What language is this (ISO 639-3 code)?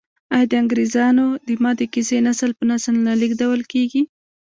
pus